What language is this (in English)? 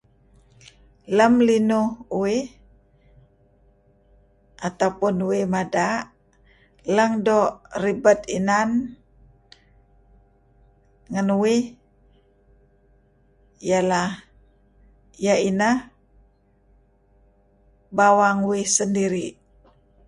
Kelabit